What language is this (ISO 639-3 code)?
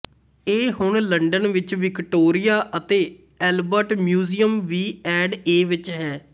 pan